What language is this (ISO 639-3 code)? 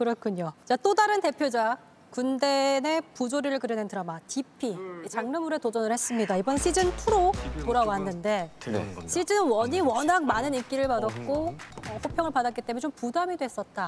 kor